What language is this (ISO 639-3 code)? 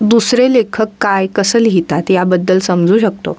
mar